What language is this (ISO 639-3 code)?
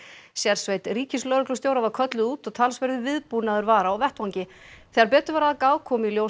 isl